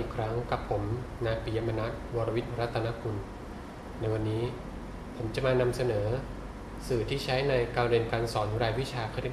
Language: Thai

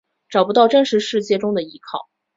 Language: Chinese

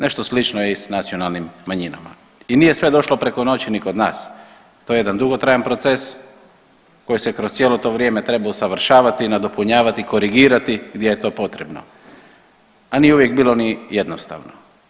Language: Croatian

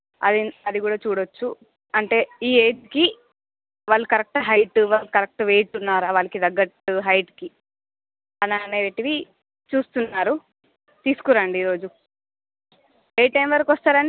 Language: Telugu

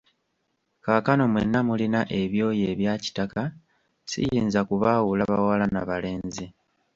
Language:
Ganda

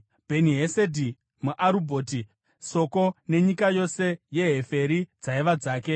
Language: Shona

